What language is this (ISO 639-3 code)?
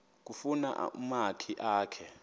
xho